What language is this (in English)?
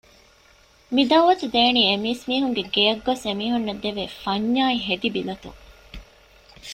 Divehi